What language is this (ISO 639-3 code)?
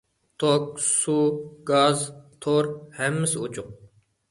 uig